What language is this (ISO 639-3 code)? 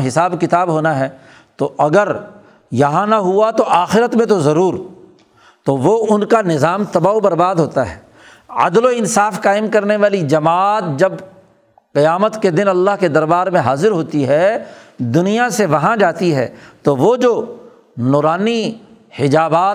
urd